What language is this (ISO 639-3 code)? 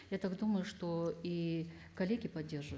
kaz